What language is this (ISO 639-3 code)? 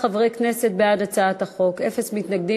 heb